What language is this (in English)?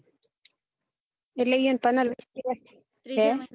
Gujarati